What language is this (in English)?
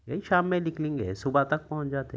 Urdu